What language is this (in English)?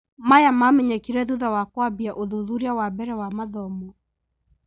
Kikuyu